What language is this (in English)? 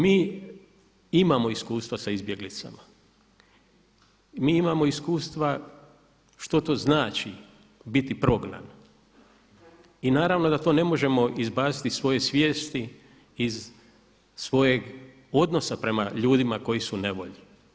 Croatian